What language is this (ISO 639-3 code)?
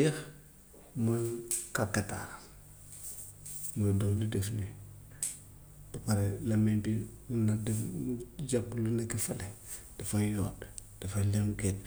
wof